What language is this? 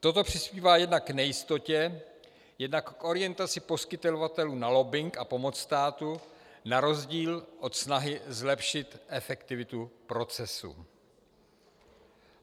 Czech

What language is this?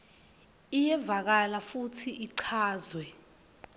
Swati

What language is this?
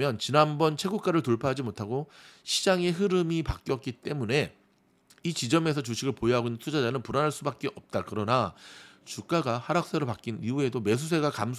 Korean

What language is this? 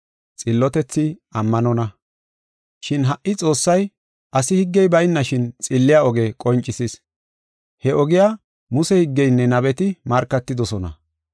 Gofa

